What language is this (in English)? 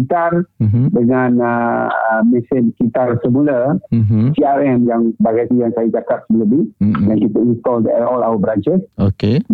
Malay